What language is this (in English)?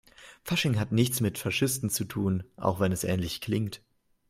German